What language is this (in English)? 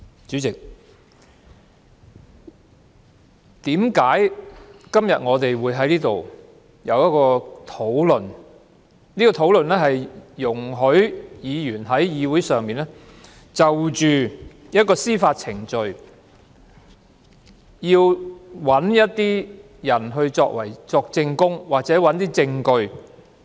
Cantonese